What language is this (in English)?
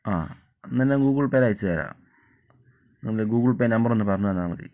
Malayalam